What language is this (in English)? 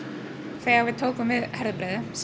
Icelandic